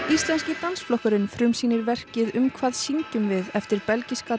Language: Icelandic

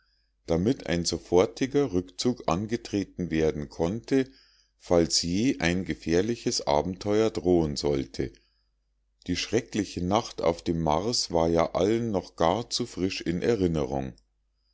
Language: German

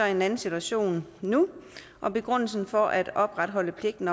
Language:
Danish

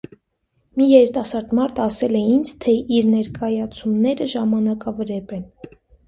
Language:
Armenian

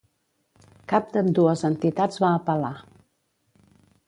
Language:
Catalan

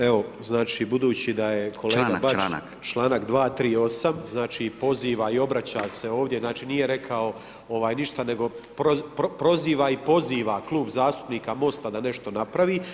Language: Croatian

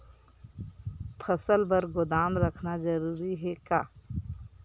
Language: Chhattisgarhi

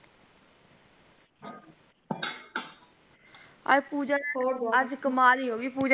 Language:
Punjabi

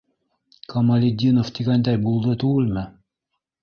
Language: Bashkir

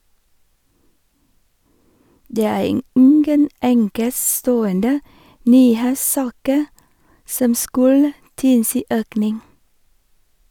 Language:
Norwegian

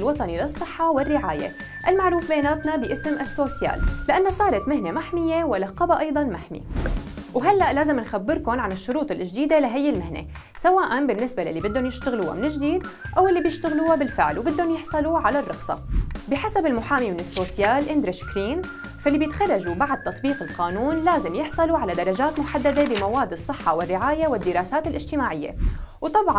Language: Arabic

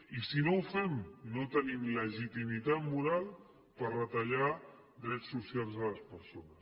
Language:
Catalan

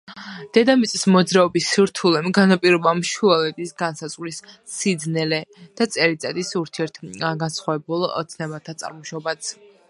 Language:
Georgian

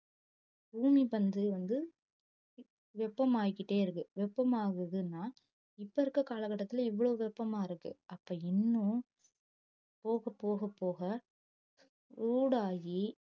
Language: Tamil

